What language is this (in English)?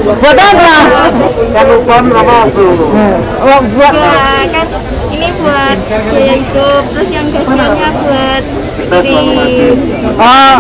Indonesian